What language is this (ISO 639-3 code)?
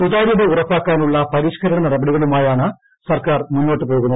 mal